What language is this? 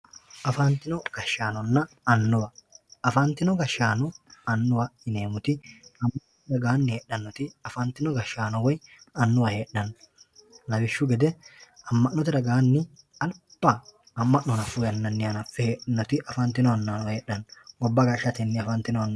Sidamo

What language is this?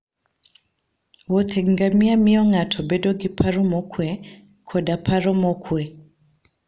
Luo (Kenya and Tanzania)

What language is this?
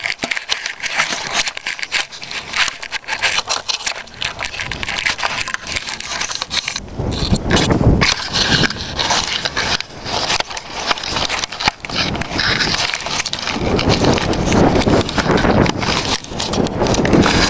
Italian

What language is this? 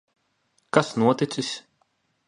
Latvian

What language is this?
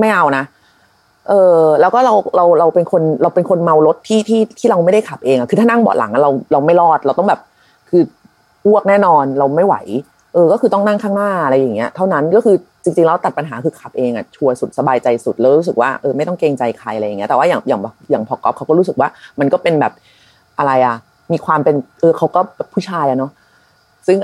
Thai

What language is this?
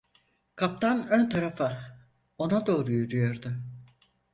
Turkish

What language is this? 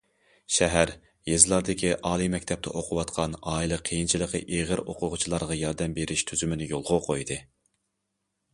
Uyghur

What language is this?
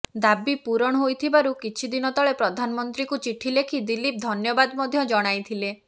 Odia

